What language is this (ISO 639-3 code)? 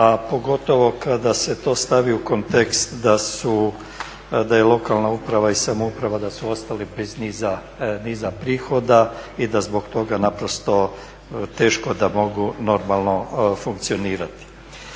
hrv